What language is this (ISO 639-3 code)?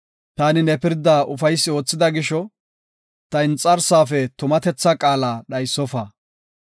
gof